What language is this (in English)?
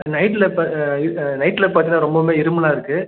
Tamil